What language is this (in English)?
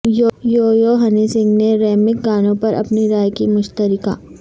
Urdu